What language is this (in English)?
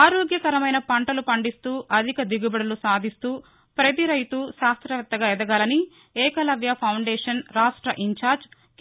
Telugu